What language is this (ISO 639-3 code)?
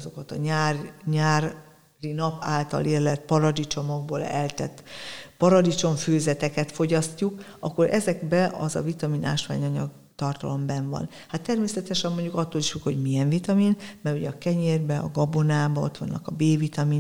hun